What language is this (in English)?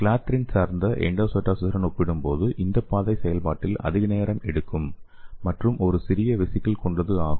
Tamil